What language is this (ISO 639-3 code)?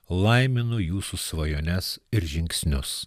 lit